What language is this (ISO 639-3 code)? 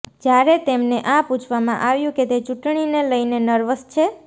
guj